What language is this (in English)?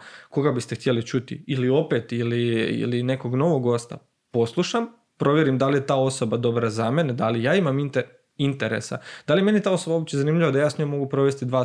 Croatian